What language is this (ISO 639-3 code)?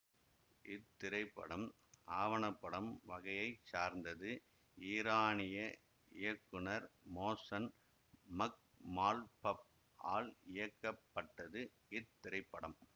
tam